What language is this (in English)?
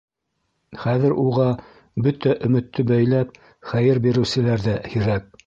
Bashkir